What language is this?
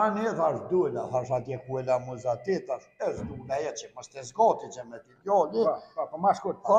Romanian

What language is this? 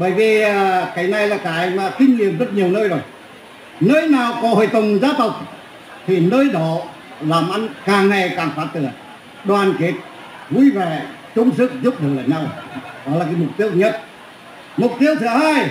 Vietnamese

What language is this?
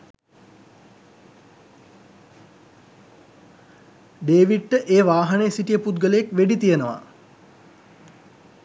Sinhala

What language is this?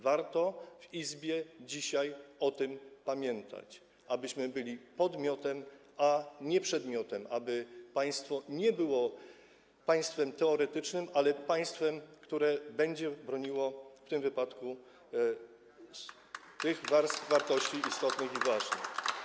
Polish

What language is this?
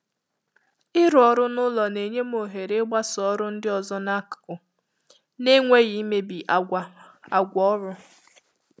Igbo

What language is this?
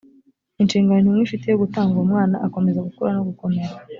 Kinyarwanda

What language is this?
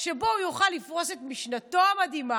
Hebrew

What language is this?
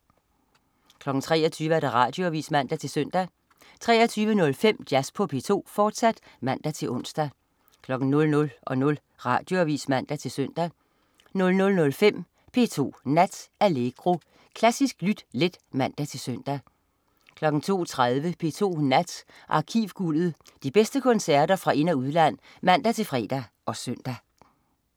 Danish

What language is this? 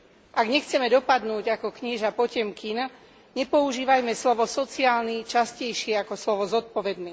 Slovak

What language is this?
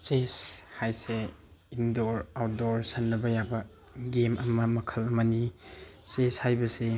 Manipuri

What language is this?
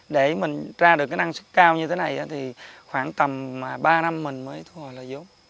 Vietnamese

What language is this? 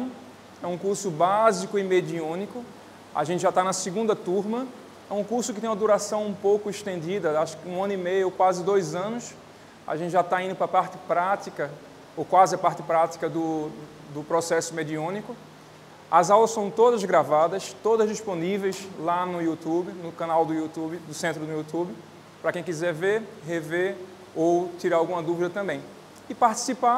Portuguese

